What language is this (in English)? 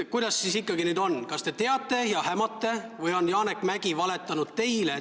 Estonian